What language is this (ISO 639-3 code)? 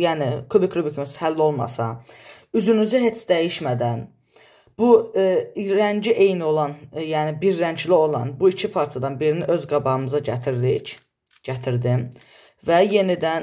tur